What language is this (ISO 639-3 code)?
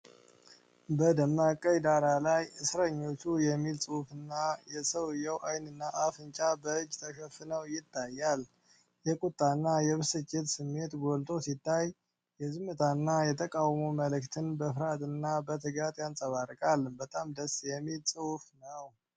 amh